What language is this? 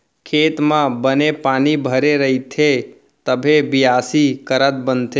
Chhattisgarhi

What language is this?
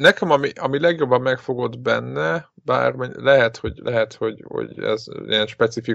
Hungarian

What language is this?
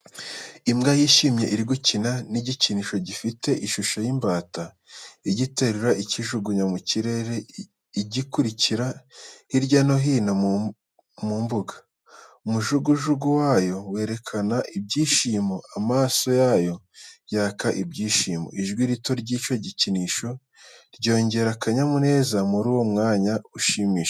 Kinyarwanda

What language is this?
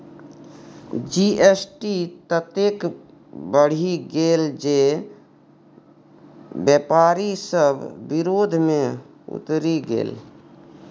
Maithili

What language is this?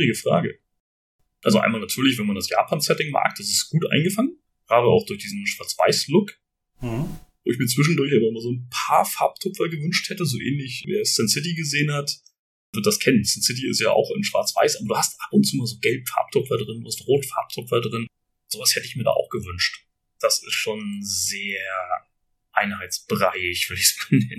German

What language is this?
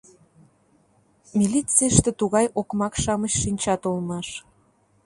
Mari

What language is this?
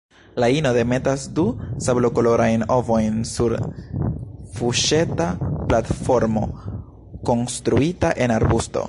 Esperanto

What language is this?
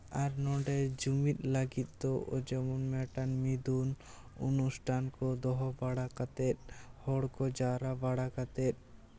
Santali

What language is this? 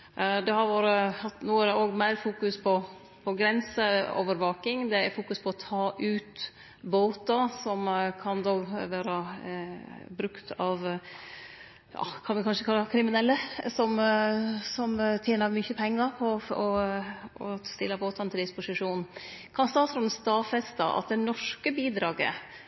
Norwegian Nynorsk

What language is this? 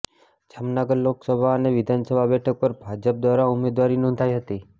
Gujarati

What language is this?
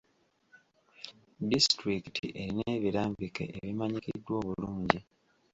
Ganda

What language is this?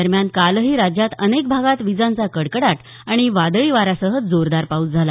Marathi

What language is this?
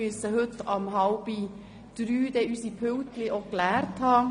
Swiss German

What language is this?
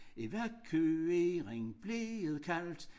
Danish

